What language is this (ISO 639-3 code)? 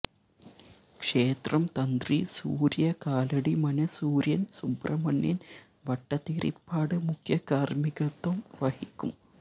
mal